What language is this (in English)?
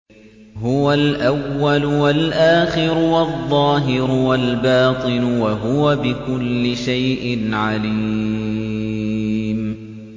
Arabic